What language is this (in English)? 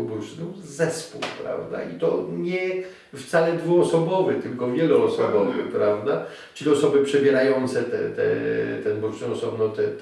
Polish